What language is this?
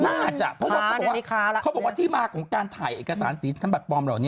Thai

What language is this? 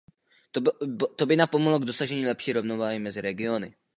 Czech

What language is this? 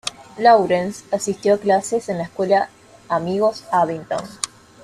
Spanish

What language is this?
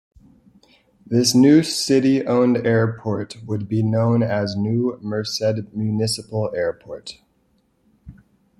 English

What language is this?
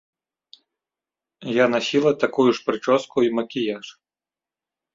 Belarusian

